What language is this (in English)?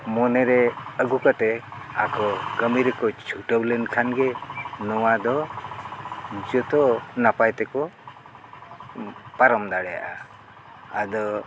Santali